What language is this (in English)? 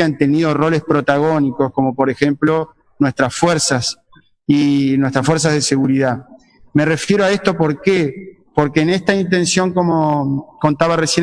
Spanish